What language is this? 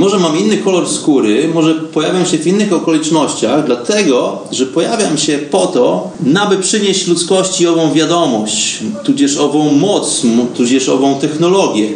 Polish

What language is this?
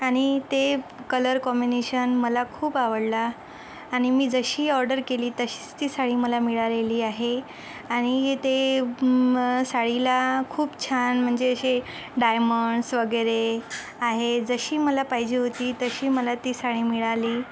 Marathi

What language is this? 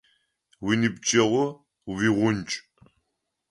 Adyghe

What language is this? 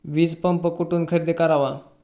Marathi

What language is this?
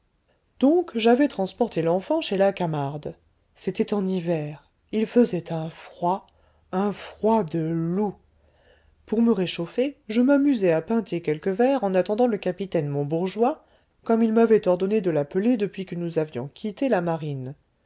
French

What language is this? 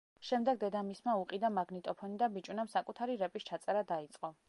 Georgian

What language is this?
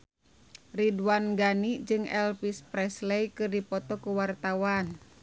Sundanese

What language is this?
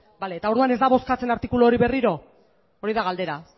Basque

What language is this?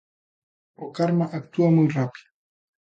Galician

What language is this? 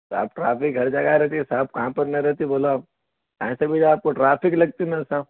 Urdu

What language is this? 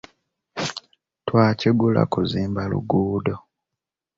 Ganda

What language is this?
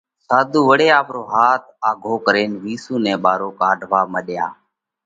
Parkari Koli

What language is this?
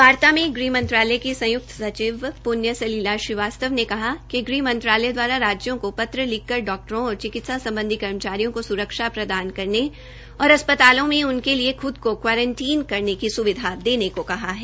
Hindi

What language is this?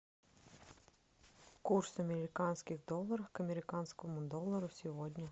Russian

